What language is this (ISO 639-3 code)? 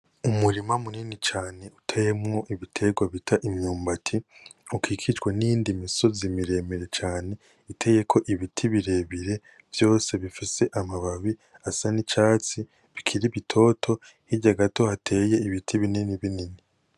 run